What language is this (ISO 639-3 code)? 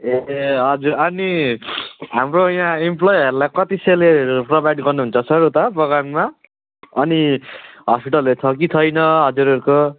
nep